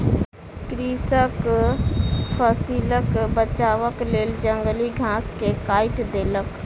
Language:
Maithili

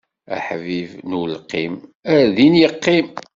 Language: Kabyle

